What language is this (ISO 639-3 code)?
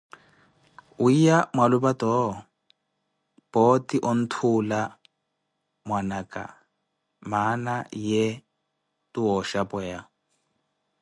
eko